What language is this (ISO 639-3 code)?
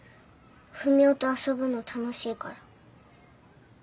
jpn